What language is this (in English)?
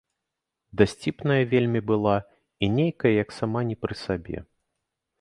Belarusian